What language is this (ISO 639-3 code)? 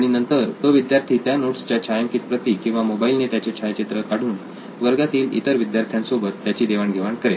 mar